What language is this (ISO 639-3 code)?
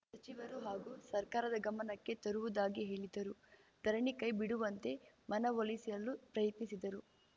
kan